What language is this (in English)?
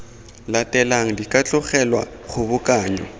Tswana